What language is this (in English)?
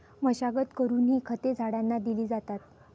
Marathi